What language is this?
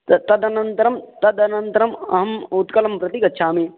Sanskrit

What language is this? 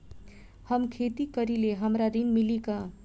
Bhojpuri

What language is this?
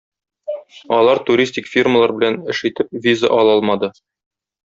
Tatar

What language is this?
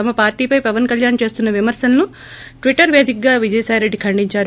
Telugu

